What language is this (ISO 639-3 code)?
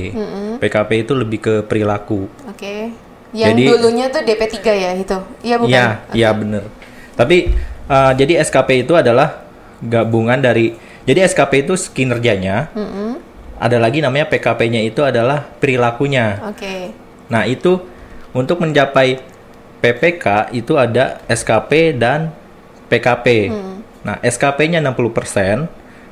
ind